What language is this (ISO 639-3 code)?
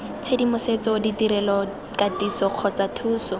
tsn